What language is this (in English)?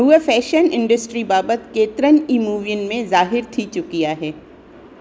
Sindhi